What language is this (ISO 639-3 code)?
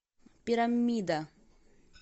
rus